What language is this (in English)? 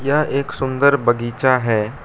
Hindi